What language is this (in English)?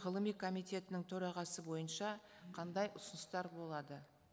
Kazakh